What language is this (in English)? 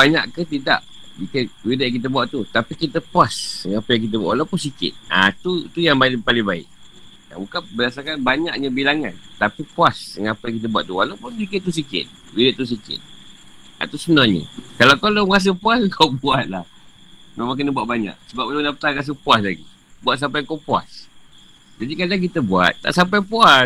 Malay